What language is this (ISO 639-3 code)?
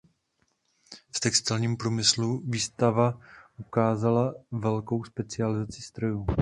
ces